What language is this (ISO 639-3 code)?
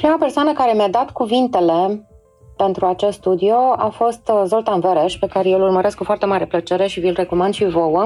ron